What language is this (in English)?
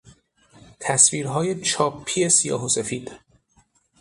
Persian